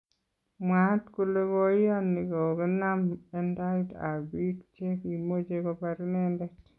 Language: Kalenjin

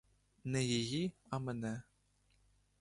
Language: Ukrainian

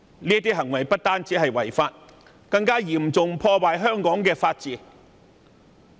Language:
Cantonese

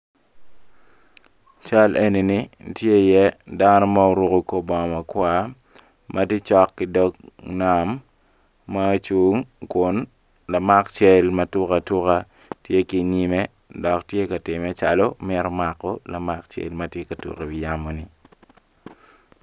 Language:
Acoli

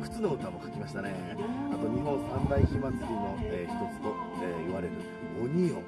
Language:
Japanese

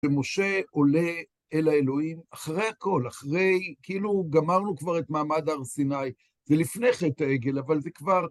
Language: Hebrew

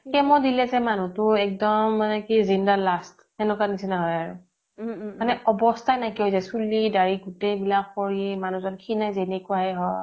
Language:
Assamese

